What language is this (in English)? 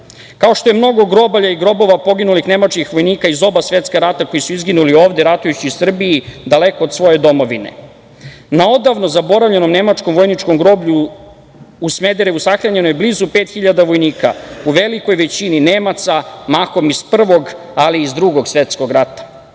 Serbian